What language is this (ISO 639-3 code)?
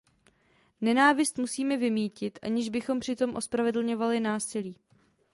ces